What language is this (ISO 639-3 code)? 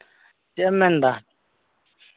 sat